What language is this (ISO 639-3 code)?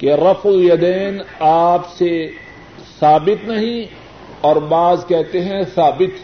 urd